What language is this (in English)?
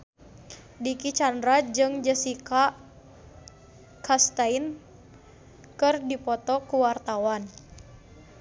Sundanese